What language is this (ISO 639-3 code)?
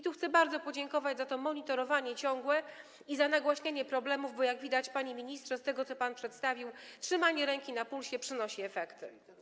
pol